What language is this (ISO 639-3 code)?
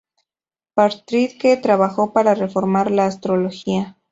spa